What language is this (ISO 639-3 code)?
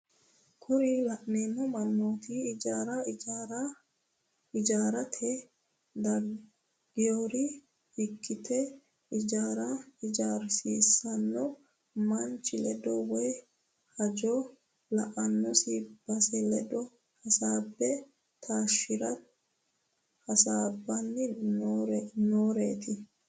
sid